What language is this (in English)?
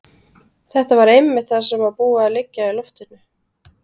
Icelandic